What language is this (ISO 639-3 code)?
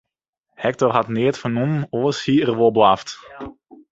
fry